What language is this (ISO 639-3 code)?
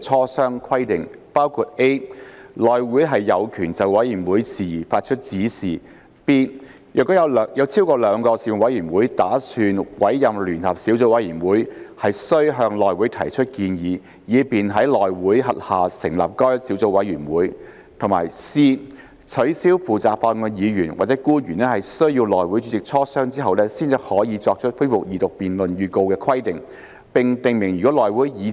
yue